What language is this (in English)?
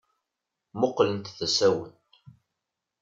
Kabyle